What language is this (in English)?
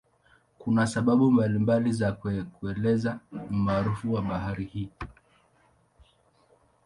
Swahili